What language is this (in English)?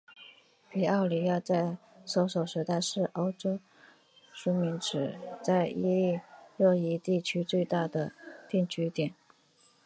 Chinese